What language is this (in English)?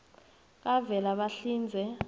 South Ndebele